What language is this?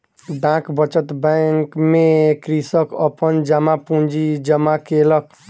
Maithili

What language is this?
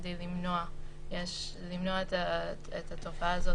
Hebrew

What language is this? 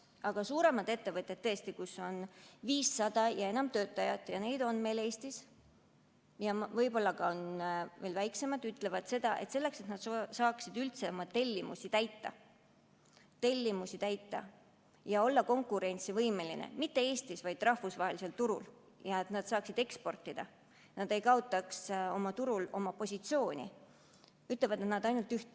Estonian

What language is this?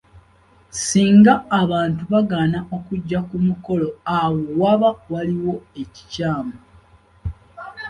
Ganda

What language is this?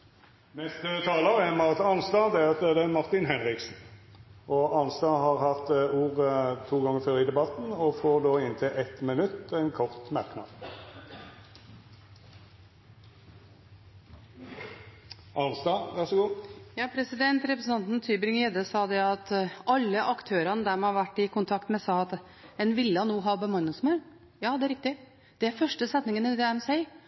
Norwegian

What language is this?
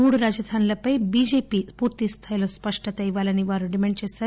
Telugu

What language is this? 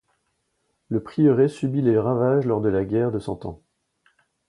French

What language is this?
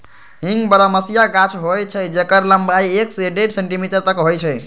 Magahi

